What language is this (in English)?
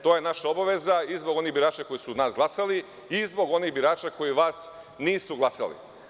Serbian